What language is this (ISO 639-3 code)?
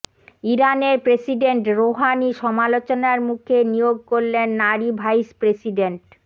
ben